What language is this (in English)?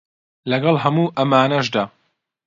Central Kurdish